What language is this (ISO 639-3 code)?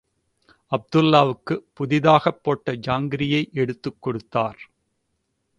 tam